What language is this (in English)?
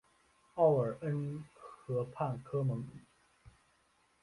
Chinese